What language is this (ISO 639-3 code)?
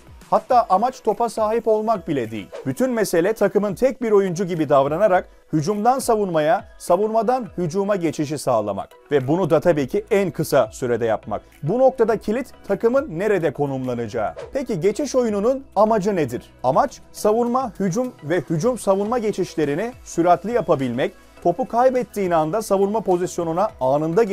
tur